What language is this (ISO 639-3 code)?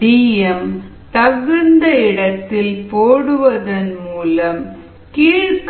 tam